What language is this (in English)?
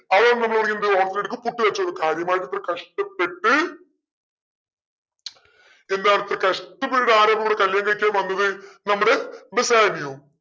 Malayalam